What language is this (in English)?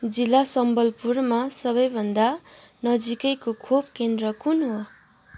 Nepali